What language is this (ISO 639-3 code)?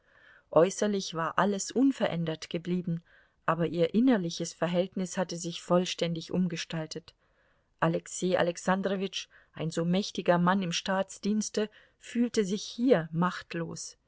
deu